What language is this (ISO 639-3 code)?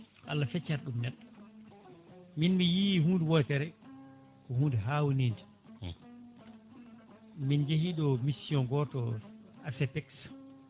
ful